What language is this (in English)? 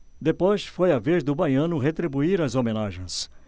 Portuguese